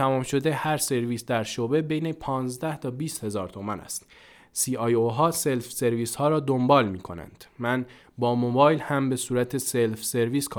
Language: Persian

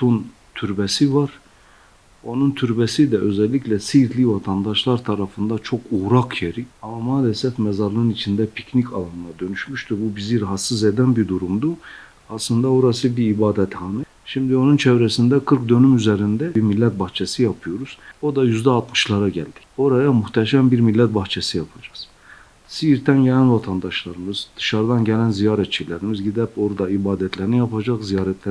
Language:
Turkish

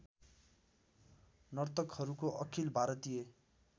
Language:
Nepali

